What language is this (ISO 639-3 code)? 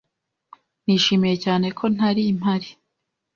kin